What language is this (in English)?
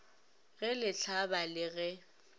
Northern Sotho